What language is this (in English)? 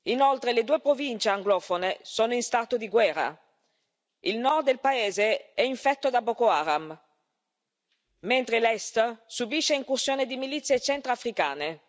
Italian